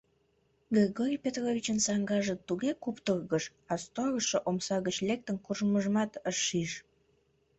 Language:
Mari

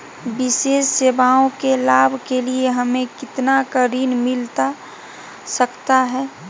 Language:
Magahi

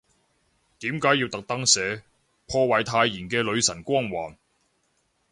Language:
Cantonese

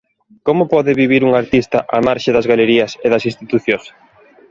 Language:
Galician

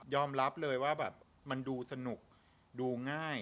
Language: Thai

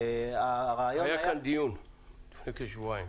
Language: Hebrew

